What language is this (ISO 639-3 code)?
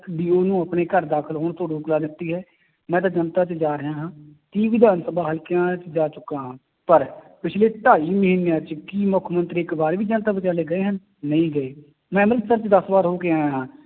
pan